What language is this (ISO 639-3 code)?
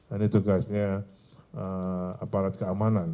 ind